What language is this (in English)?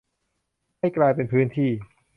Thai